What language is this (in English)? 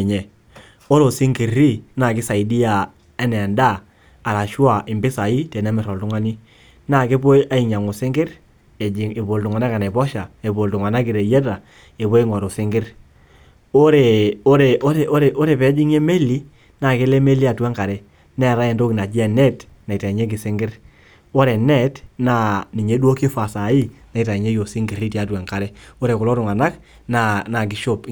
Masai